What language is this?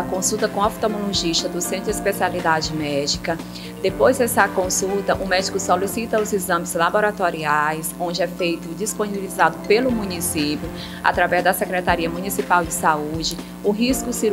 Portuguese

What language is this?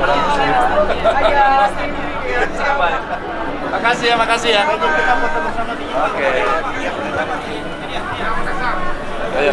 Indonesian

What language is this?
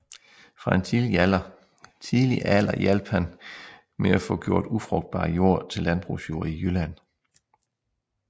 Danish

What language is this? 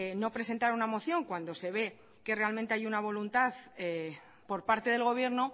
Spanish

